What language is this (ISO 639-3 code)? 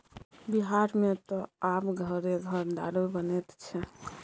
mai